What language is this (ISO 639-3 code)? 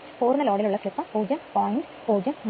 mal